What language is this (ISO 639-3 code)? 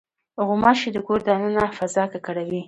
pus